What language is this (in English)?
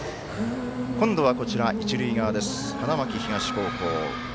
Japanese